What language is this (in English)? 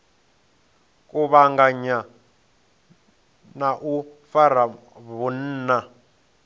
Venda